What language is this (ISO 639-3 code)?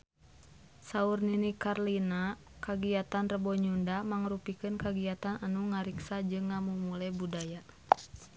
sun